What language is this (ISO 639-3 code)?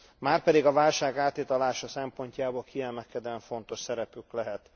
hun